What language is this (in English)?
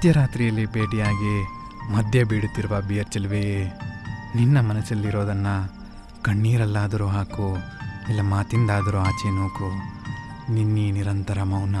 Kannada